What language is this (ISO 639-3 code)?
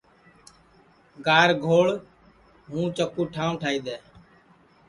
ssi